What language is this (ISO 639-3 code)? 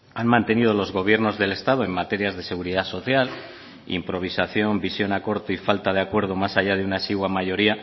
spa